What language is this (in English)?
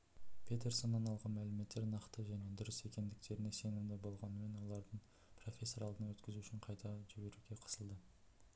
Kazakh